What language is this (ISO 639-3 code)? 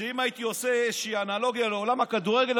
heb